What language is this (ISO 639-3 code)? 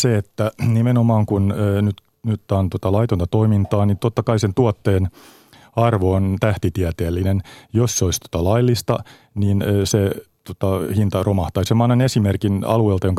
fin